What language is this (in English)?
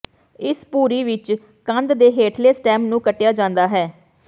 Punjabi